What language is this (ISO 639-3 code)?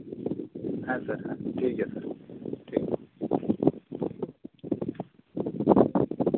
sat